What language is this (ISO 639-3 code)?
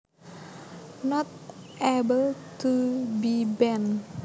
jav